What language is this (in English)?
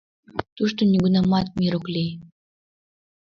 Mari